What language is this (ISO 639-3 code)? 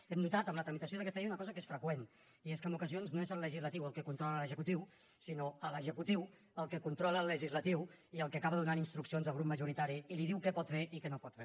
cat